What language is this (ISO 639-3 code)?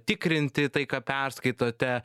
lit